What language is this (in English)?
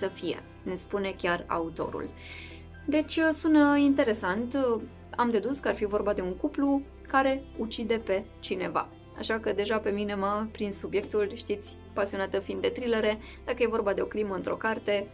Romanian